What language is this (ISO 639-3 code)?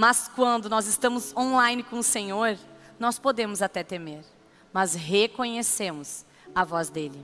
por